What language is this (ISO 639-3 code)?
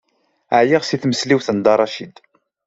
kab